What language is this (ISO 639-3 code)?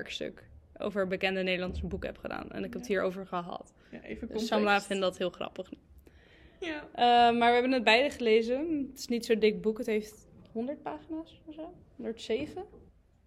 nld